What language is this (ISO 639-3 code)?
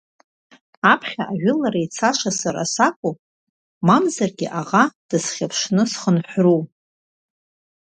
abk